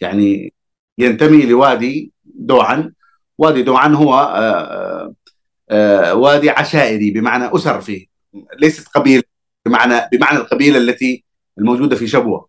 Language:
Arabic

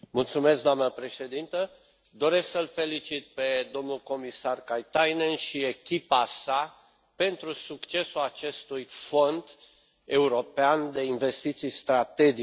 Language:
Romanian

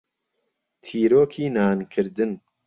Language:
Central Kurdish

